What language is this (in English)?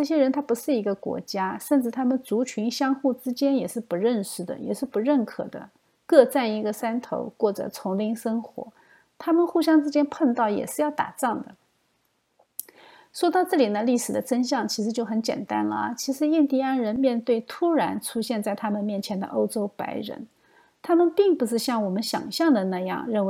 Chinese